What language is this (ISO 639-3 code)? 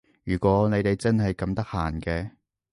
yue